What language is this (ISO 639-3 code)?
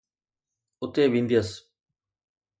snd